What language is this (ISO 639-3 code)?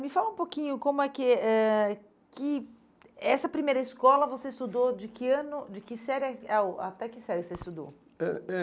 por